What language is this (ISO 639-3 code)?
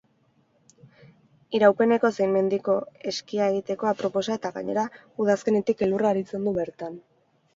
eus